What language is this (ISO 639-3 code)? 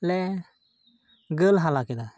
sat